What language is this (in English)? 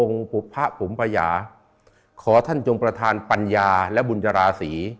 Thai